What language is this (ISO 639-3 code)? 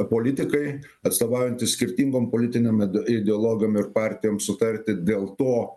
lit